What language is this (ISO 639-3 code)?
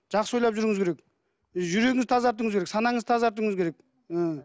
kaz